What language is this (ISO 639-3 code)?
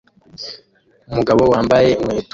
kin